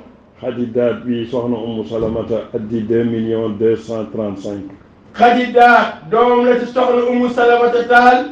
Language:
Arabic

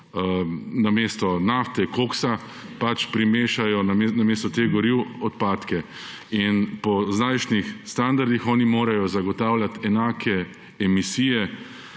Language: Slovenian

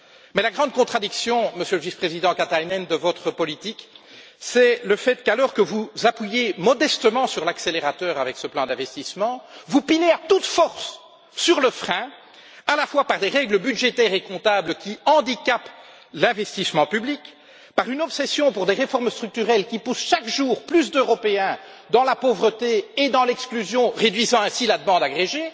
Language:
French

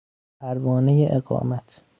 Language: Persian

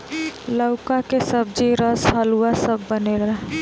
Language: Bhojpuri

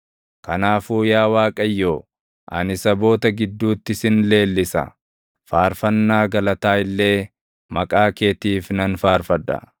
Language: Oromo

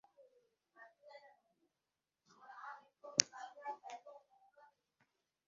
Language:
Bangla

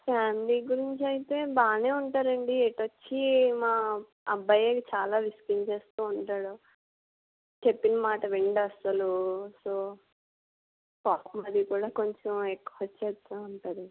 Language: Telugu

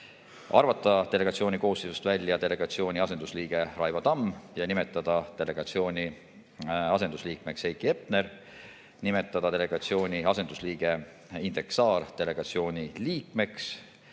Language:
Estonian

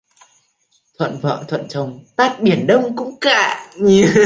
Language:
Vietnamese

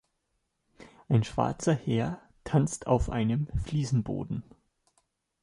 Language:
German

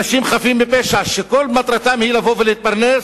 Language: Hebrew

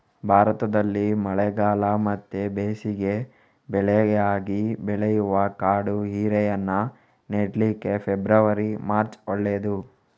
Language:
Kannada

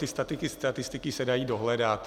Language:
Czech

